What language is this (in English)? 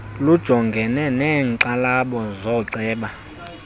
Xhosa